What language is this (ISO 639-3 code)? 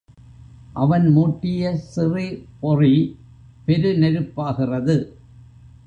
tam